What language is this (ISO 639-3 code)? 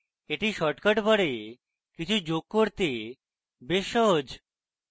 ben